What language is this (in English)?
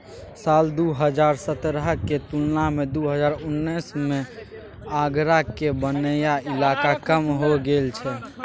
Maithili